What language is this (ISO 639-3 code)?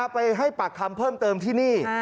tha